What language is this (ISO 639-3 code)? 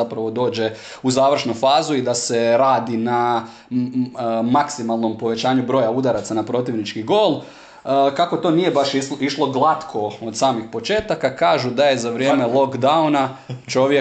hrv